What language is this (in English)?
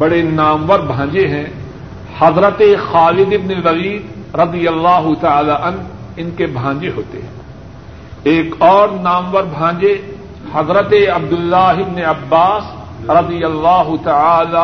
Urdu